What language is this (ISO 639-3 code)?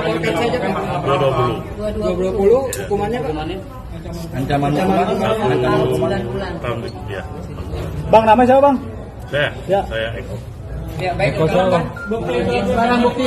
ind